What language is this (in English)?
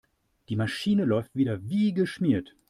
German